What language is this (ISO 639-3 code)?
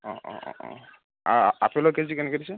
asm